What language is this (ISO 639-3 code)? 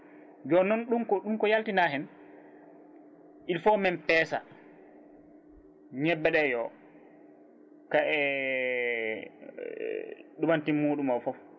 ful